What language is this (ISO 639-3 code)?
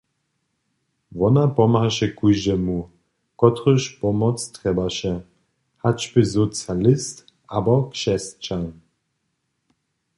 hsb